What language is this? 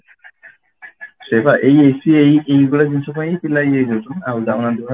Odia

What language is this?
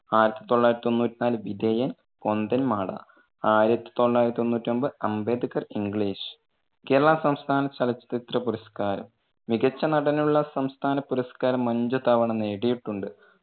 Malayalam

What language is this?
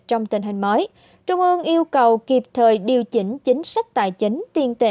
Vietnamese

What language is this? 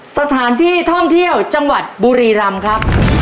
Thai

